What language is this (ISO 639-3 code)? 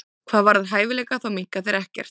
isl